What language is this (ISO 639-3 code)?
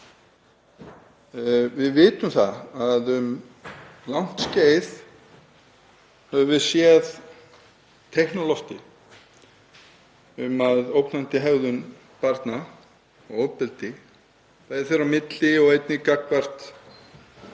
isl